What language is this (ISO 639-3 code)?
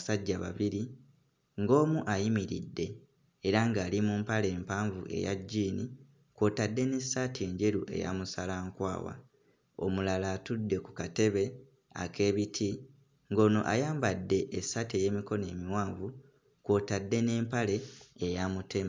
lug